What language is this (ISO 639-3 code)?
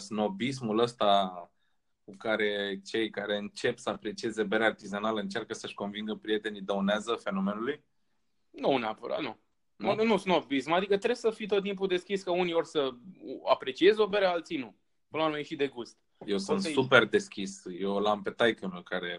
ron